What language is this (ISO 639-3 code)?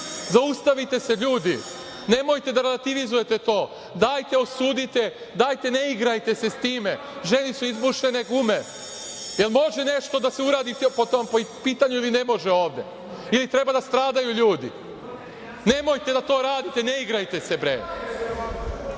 srp